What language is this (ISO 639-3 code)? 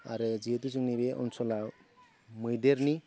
brx